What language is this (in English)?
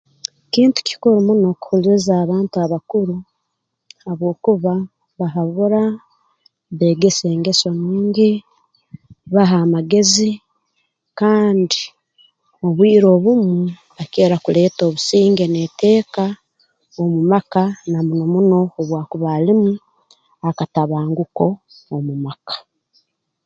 Tooro